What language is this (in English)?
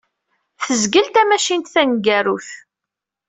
Kabyle